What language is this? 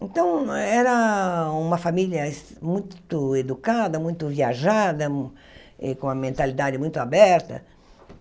Portuguese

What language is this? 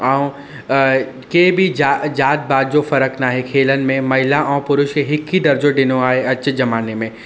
Sindhi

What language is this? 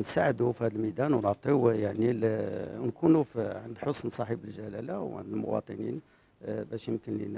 Arabic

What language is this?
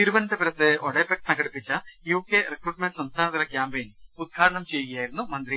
Malayalam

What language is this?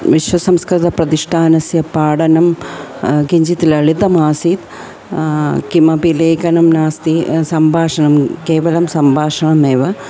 Sanskrit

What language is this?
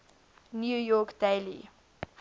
English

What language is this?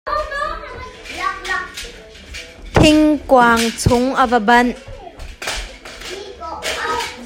Hakha Chin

